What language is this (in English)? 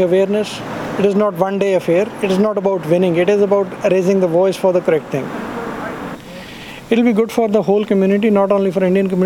Malayalam